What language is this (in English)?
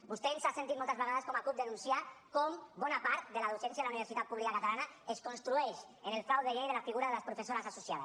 Catalan